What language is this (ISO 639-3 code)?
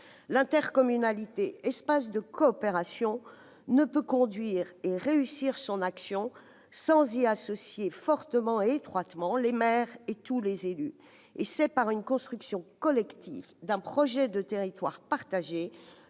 fra